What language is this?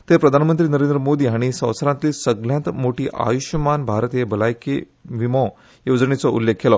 Konkani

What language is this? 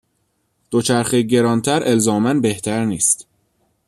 Persian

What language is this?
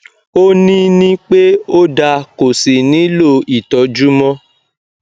Yoruba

